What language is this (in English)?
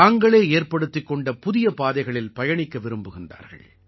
Tamil